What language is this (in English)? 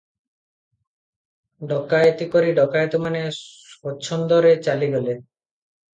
Odia